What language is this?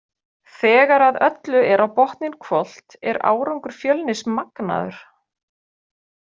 Icelandic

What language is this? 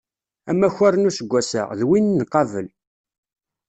Kabyle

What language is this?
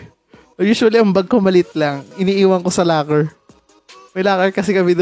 Filipino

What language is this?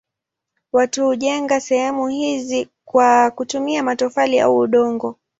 Swahili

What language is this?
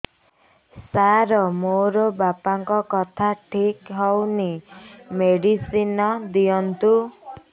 Odia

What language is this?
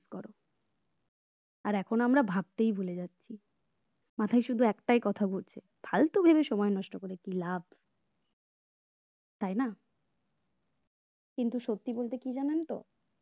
Bangla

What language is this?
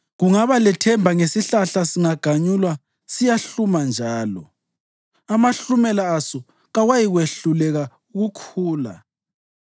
North Ndebele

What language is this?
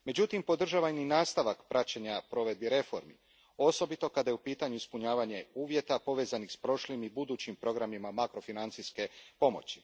Croatian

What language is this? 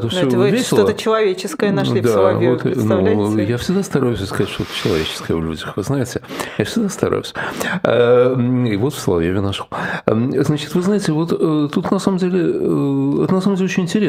Russian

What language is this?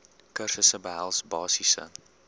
Afrikaans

